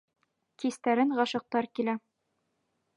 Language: Bashkir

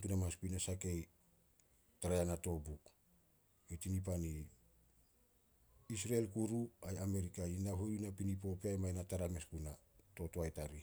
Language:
Solos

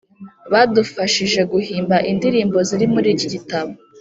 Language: Kinyarwanda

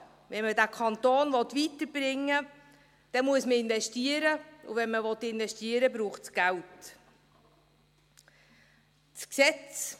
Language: Swiss German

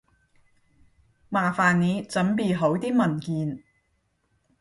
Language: Cantonese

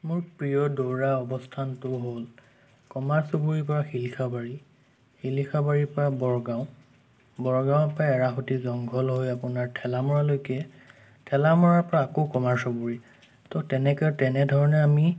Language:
Assamese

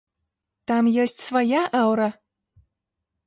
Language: Belarusian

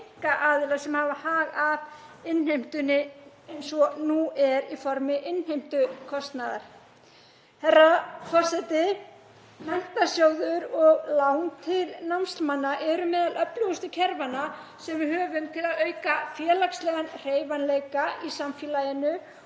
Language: Icelandic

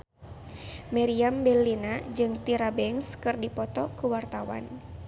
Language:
Sundanese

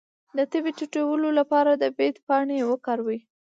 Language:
Pashto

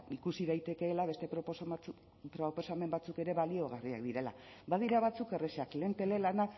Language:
Basque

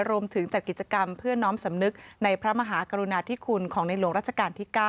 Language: Thai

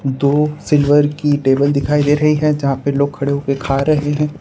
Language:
Hindi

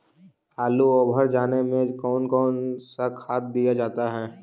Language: Magahi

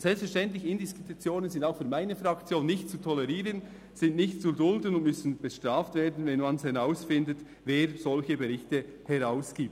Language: Swiss German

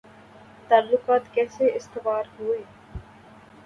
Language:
Urdu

